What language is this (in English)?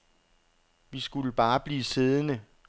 Danish